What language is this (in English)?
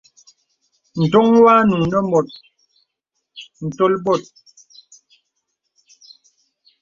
Bebele